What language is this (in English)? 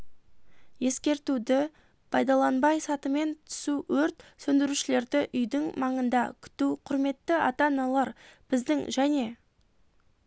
Kazakh